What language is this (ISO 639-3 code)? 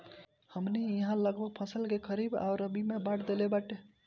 bho